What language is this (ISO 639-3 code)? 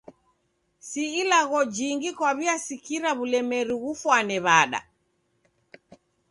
dav